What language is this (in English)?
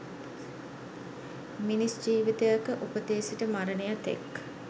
Sinhala